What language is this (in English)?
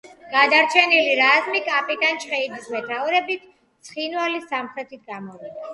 Georgian